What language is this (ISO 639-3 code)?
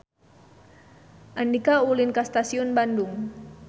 sun